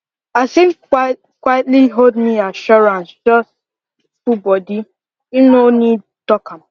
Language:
Nigerian Pidgin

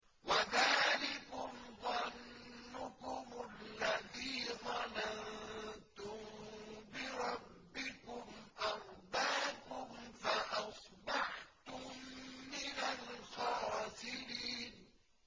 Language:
Arabic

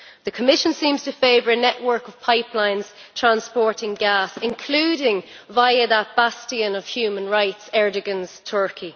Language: English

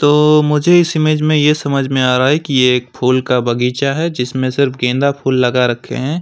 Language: Hindi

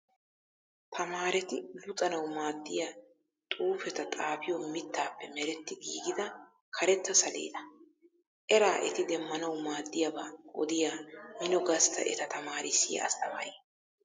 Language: Wolaytta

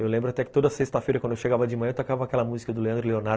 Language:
Portuguese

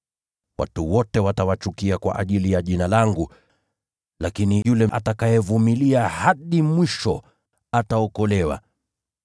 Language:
Swahili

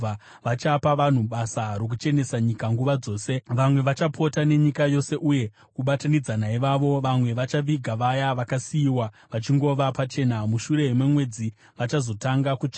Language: Shona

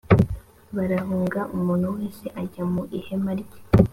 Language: Kinyarwanda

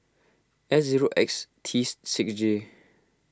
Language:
English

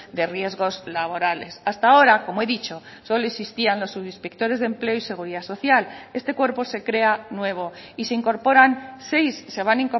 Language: Spanish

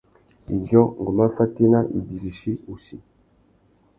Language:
Tuki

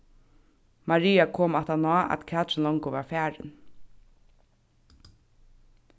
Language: Faroese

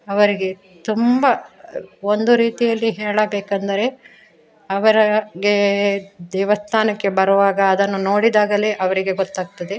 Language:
Kannada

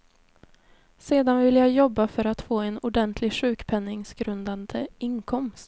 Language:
Swedish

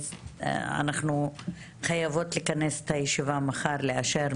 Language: Hebrew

